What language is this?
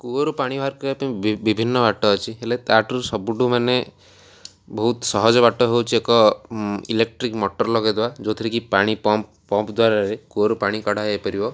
Odia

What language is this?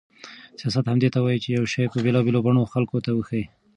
Pashto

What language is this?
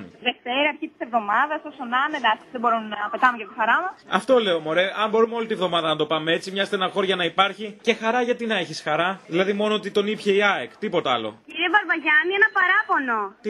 Greek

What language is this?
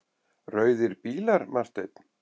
Icelandic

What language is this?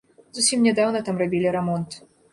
Belarusian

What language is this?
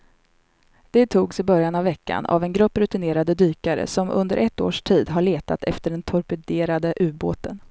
Swedish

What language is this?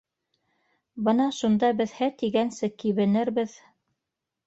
Bashkir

